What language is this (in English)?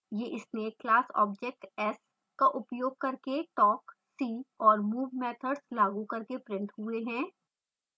Hindi